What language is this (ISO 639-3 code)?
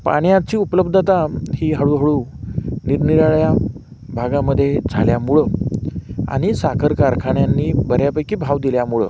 mar